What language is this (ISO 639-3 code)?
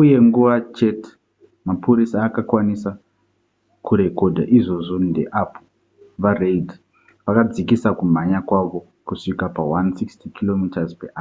sna